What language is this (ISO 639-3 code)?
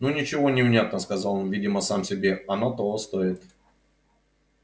rus